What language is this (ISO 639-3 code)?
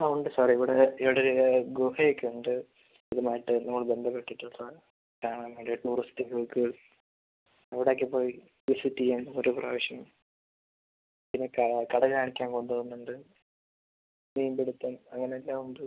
mal